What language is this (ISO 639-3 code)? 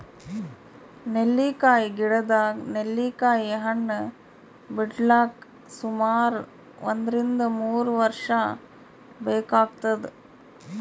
kan